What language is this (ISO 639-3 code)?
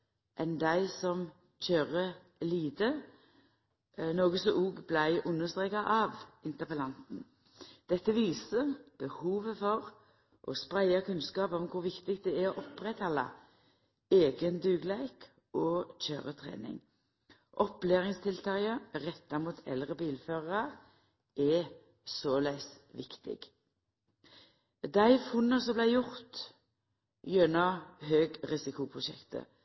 nno